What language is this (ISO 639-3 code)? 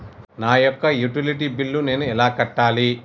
tel